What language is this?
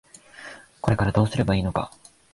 Japanese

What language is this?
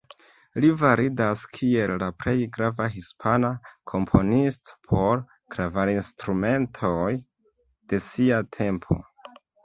Esperanto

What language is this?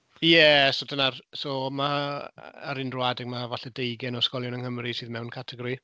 Welsh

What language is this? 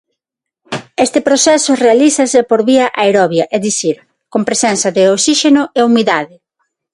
Galician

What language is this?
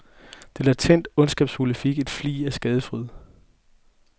Danish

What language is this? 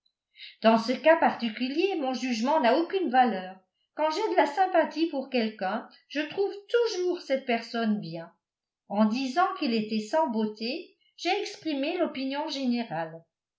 French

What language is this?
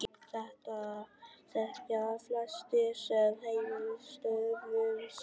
Icelandic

